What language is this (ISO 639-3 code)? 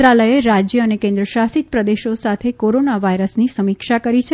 guj